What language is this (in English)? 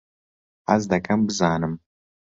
Central Kurdish